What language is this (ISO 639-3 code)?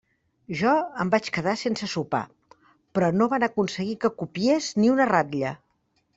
cat